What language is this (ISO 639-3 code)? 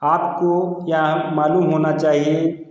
hin